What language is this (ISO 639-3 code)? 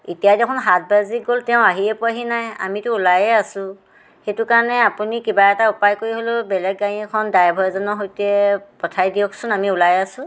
asm